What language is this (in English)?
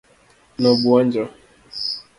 Luo (Kenya and Tanzania)